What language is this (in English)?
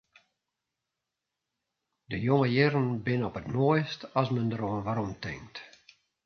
Western Frisian